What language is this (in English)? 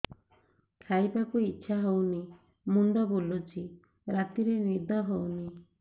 Odia